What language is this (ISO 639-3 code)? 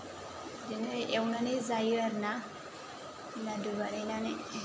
brx